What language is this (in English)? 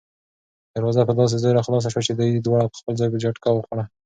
Pashto